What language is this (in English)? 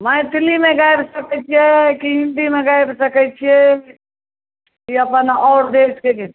Maithili